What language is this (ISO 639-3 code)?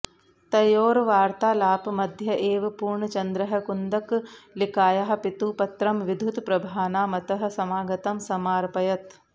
san